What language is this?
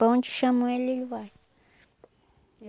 Portuguese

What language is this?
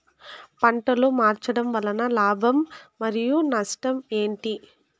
Telugu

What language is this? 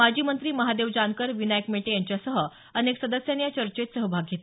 Marathi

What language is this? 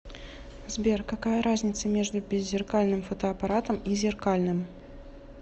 Russian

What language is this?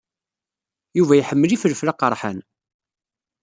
Kabyle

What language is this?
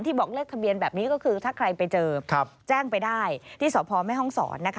Thai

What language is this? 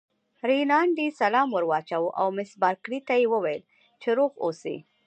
Pashto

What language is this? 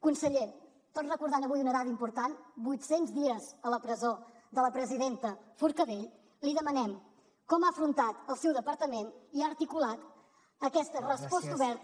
Catalan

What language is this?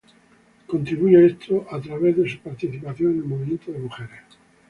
Spanish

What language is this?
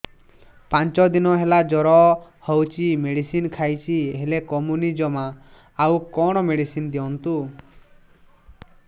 Odia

